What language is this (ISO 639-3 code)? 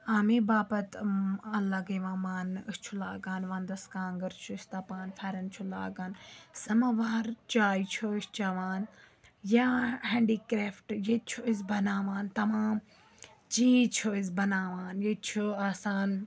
kas